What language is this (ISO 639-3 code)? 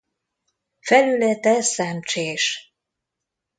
hun